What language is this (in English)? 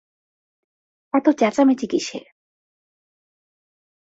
Bangla